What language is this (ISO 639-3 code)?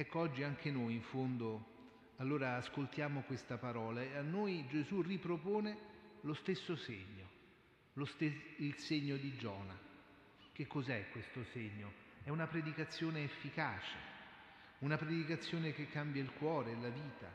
ita